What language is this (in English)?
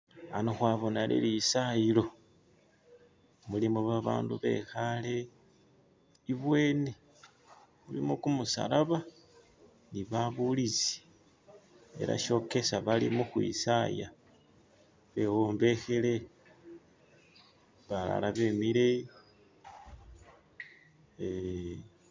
Masaaba